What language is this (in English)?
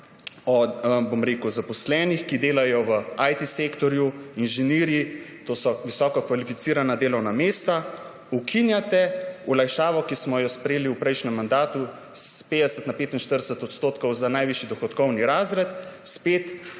Slovenian